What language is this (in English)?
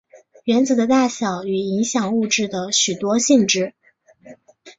Chinese